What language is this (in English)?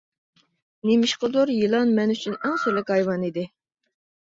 Uyghur